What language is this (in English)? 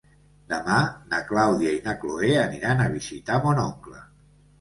Catalan